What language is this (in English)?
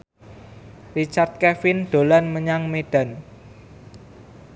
Javanese